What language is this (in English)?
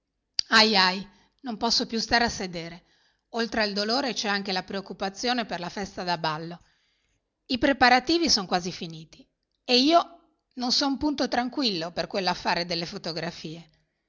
Italian